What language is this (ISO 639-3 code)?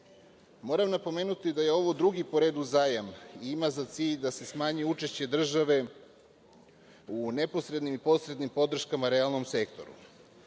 srp